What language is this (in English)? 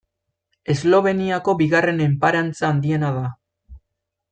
Basque